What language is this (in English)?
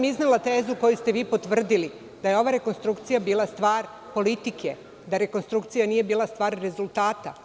Serbian